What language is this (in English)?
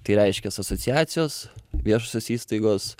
Lithuanian